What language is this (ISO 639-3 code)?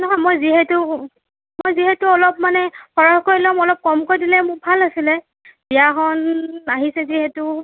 asm